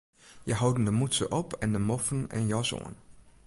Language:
Western Frisian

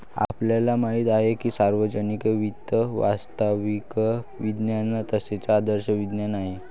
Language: Marathi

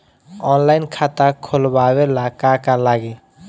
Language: Bhojpuri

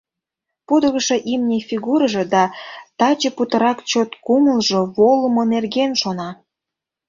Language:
Mari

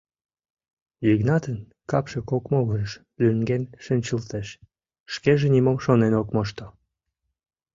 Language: Mari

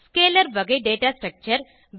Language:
Tamil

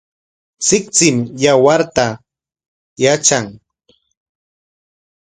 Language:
Corongo Ancash Quechua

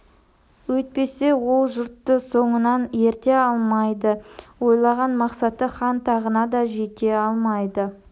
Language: Kazakh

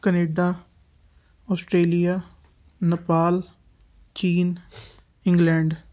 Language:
Punjabi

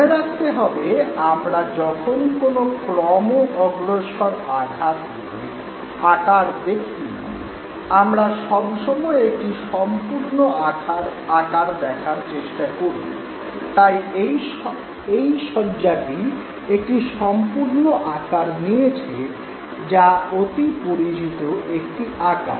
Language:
Bangla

